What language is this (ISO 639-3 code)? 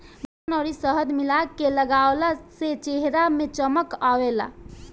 bho